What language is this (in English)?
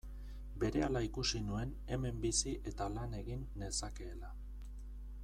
Basque